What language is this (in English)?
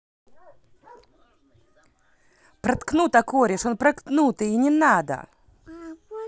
Russian